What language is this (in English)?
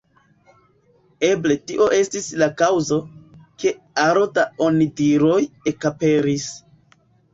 Esperanto